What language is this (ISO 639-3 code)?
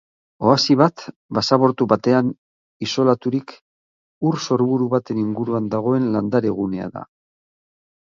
eus